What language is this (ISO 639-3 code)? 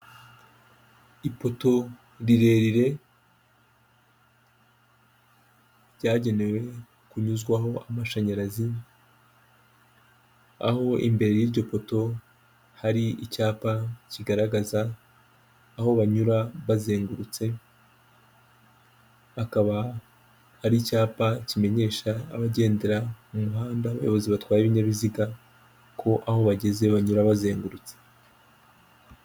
kin